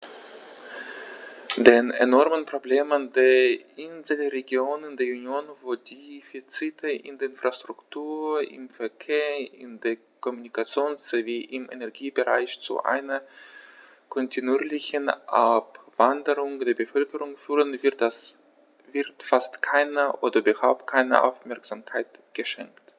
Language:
German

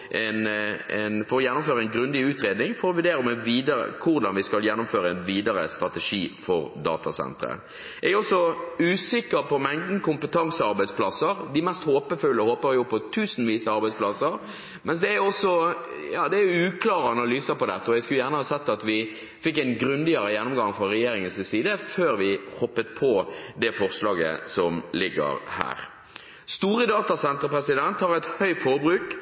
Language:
Norwegian Bokmål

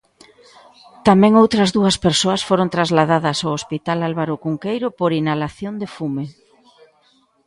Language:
Galician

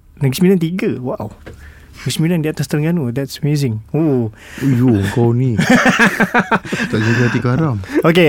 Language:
Malay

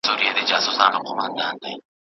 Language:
Pashto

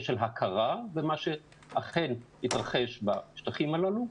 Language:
Hebrew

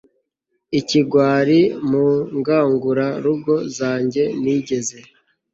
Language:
Kinyarwanda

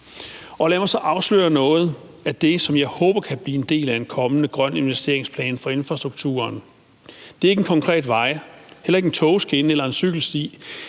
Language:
Danish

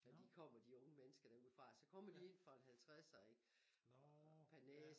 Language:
Danish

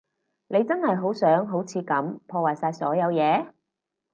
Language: Cantonese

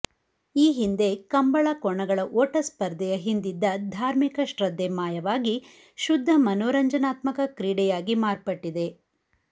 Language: Kannada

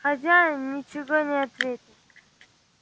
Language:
Russian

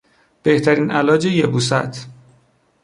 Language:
Persian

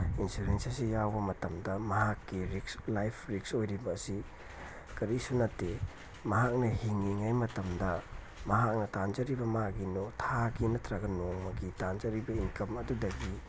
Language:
Manipuri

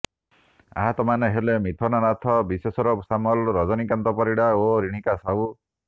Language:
Odia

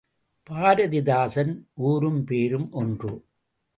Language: Tamil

